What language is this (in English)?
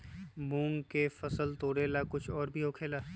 Magahi